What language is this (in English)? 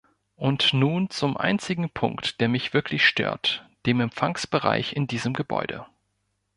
German